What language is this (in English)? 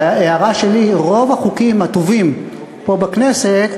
Hebrew